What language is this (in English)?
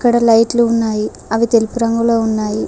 Telugu